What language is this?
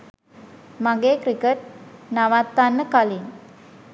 Sinhala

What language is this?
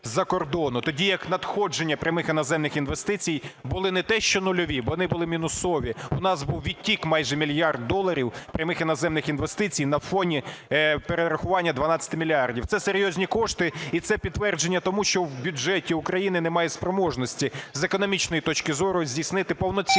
Ukrainian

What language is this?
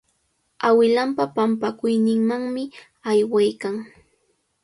Cajatambo North Lima Quechua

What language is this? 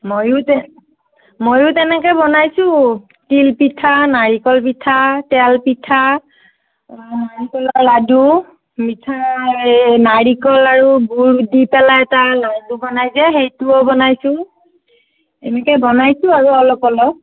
Assamese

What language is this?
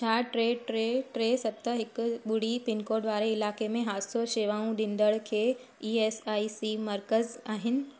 Sindhi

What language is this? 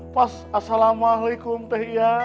Indonesian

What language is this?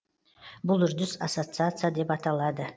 Kazakh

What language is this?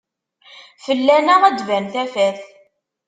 Kabyle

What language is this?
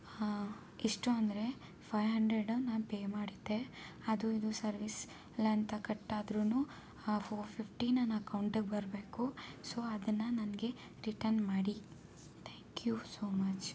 Kannada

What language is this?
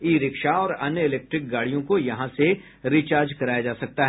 Hindi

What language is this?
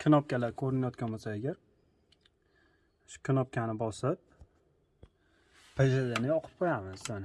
Turkish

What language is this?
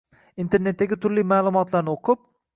Uzbek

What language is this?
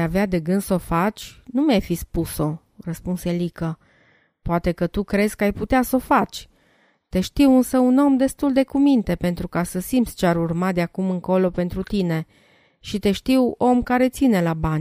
Romanian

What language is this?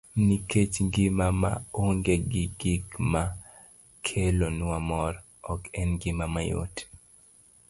Luo (Kenya and Tanzania)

